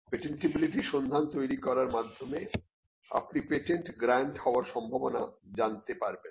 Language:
Bangla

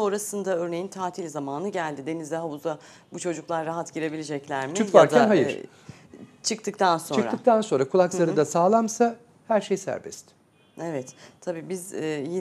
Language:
Turkish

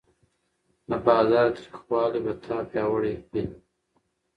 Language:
Pashto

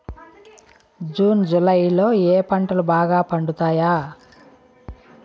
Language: Telugu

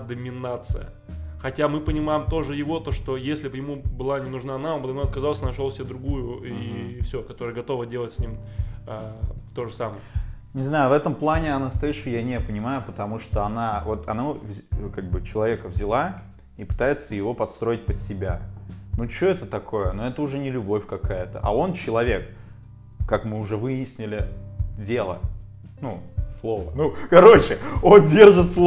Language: Russian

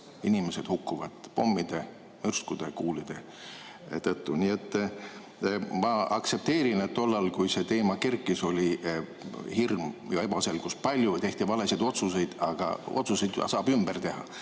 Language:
Estonian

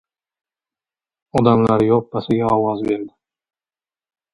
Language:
Uzbek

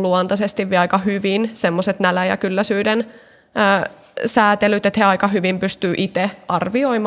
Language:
Finnish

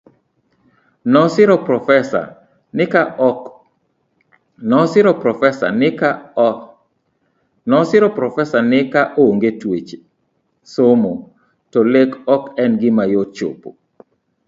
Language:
Luo (Kenya and Tanzania)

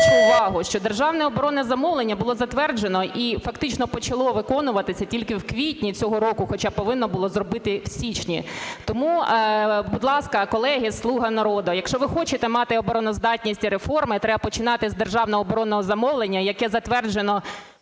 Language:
Ukrainian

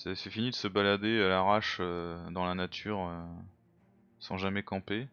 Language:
French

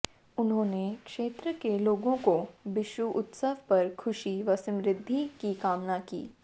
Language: Hindi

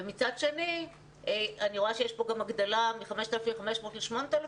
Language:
Hebrew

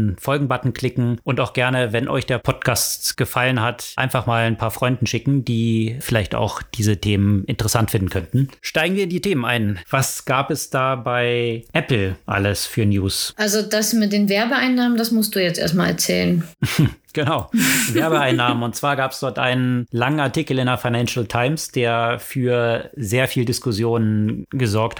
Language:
German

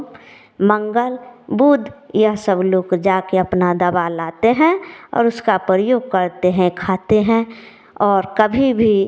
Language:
Hindi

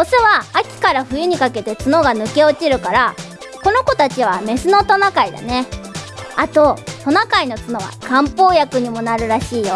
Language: Japanese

